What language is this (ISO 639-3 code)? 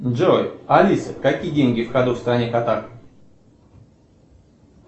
rus